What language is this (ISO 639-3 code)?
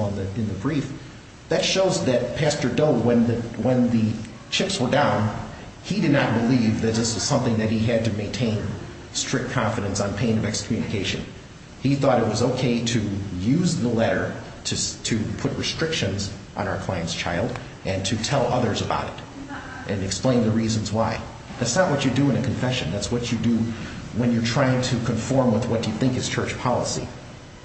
eng